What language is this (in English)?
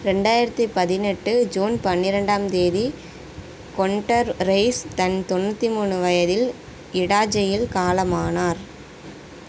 Tamil